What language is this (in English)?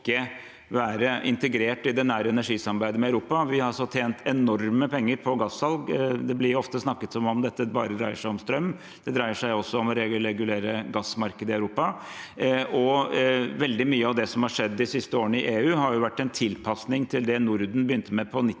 Norwegian